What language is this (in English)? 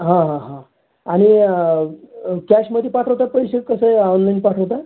Marathi